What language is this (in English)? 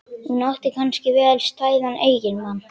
Icelandic